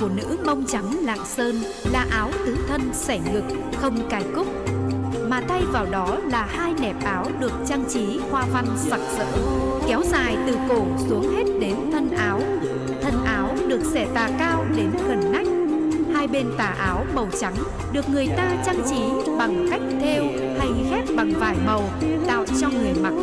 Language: Vietnamese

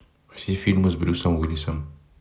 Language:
Russian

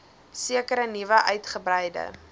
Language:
Afrikaans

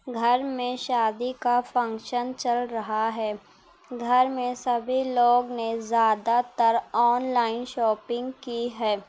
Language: Urdu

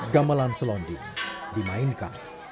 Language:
Indonesian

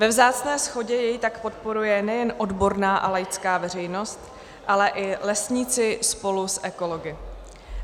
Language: Czech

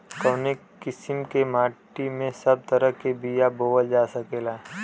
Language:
Bhojpuri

